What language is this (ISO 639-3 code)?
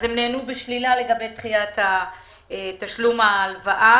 heb